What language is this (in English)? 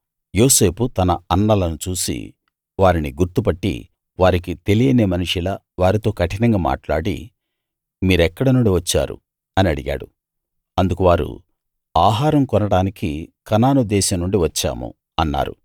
Telugu